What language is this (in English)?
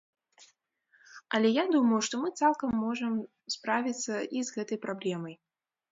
Belarusian